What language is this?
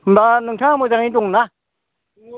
Bodo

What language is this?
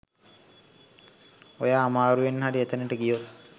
Sinhala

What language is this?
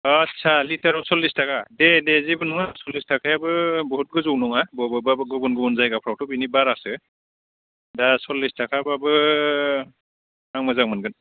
Bodo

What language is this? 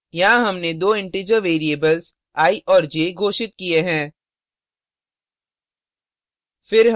Hindi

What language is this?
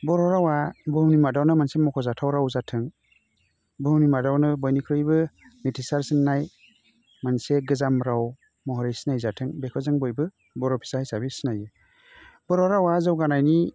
Bodo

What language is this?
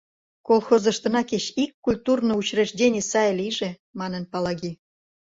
Mari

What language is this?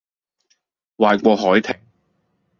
Cantonese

